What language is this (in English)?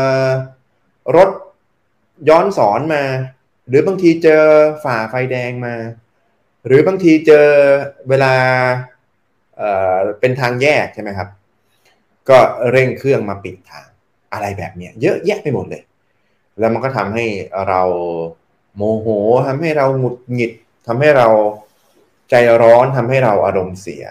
Thai